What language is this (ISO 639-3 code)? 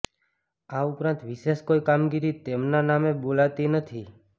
guj